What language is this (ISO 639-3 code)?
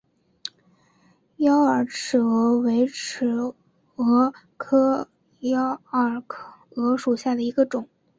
zho